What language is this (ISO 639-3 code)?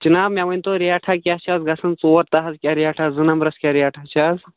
kas